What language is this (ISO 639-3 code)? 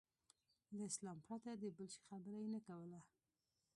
pus